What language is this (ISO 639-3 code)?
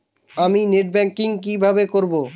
ben